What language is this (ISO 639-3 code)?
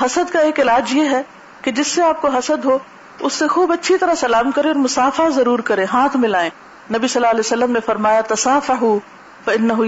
urd